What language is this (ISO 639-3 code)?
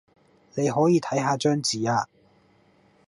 yue